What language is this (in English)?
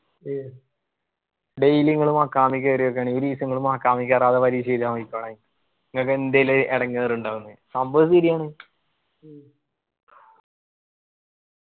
Malayalam